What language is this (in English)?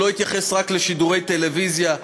Hebrew